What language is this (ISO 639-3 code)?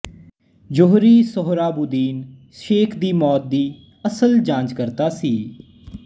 pan